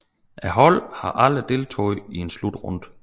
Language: Danish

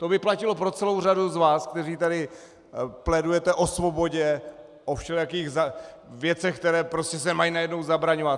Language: Czech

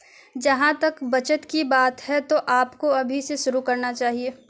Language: Urdu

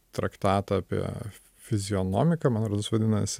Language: Lithuanian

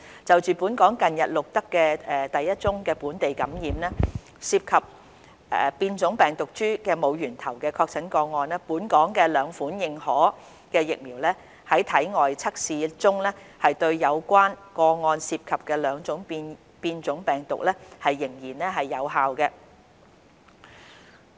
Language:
Cantonese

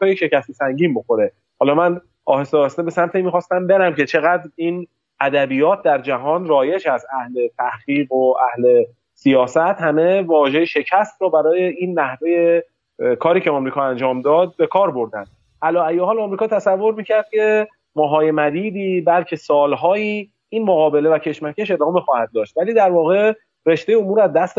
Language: Persian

